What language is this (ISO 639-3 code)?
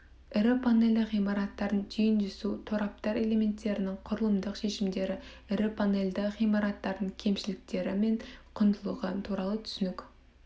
kaz